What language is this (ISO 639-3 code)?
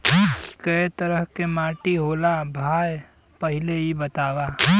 bho